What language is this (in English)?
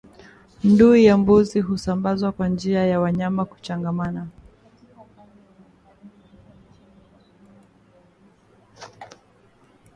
Swahili